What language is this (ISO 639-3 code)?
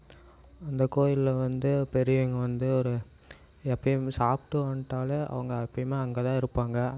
tam